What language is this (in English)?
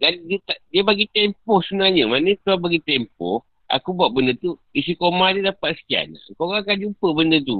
Malay